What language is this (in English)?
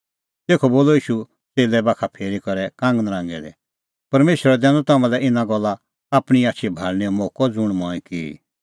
Kullu Pahari